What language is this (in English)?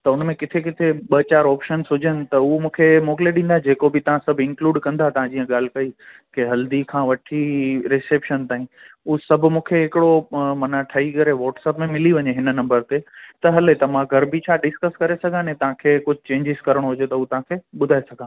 Sindhi